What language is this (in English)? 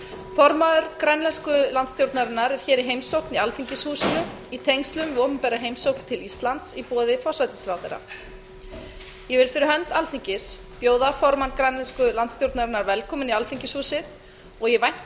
Icelandic